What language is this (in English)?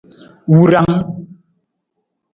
Nawdm